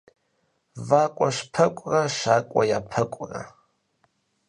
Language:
Kabardian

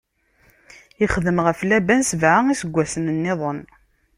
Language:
Kabyle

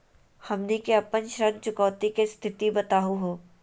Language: Magahi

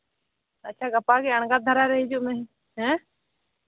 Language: Santali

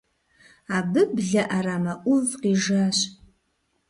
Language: Kabardian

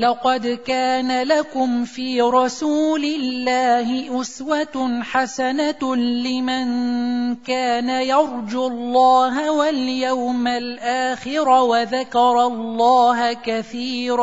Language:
Arabic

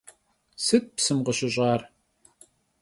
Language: Kabardian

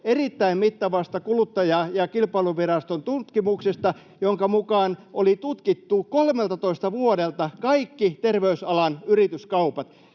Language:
Finnish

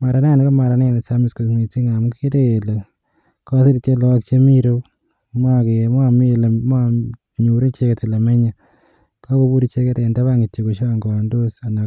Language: Kalenjin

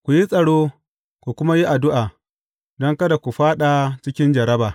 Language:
Hausa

